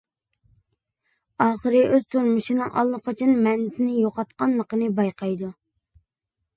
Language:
Uyghur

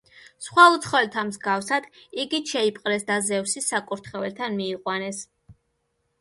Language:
Georgian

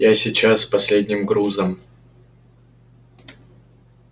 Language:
Russian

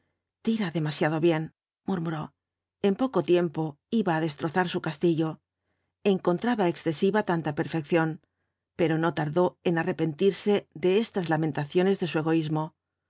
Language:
Spanish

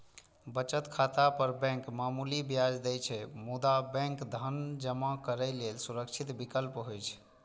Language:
Maithili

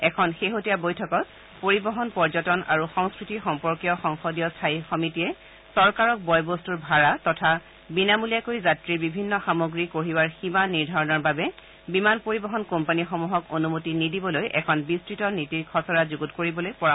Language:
Assamese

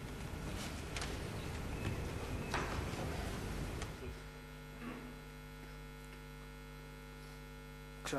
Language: Hebrew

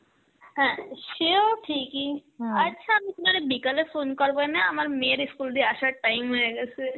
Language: Bangla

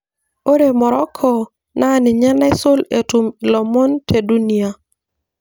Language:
Masai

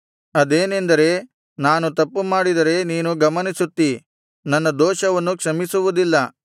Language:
Kannada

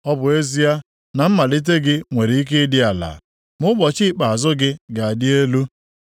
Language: Igbo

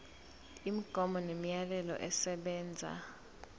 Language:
Zulu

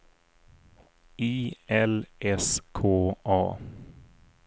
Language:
Swedish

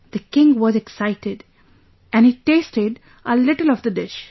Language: English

